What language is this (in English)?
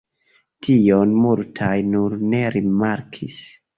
Esperanto